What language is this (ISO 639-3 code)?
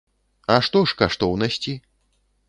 bel